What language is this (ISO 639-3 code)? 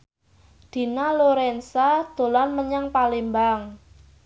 jav